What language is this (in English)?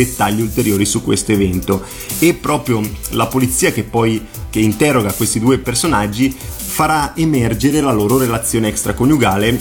Italian